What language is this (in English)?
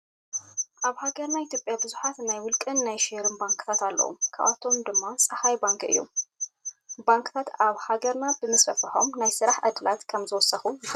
Tigrinya